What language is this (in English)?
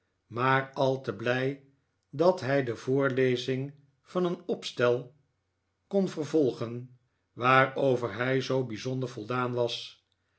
Dutch